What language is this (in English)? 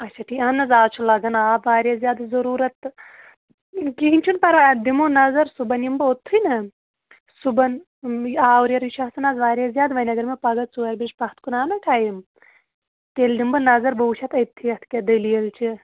Kashmiri